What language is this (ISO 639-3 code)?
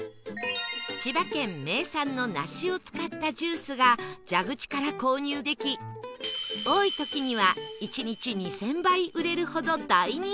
jpn